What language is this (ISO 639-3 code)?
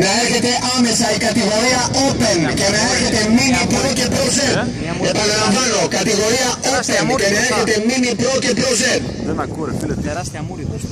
ell